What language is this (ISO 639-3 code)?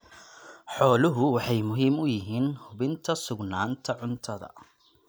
som